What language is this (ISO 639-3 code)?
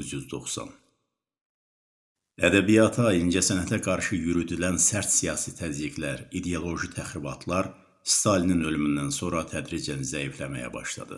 tur